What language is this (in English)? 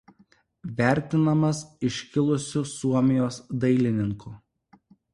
Lithuanian